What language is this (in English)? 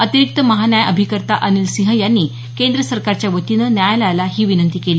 Marathi